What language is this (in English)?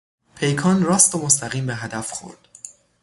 Persian